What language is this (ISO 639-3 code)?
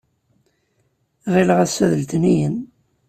kab